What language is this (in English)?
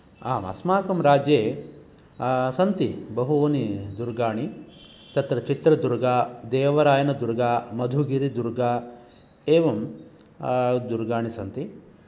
Sanskrit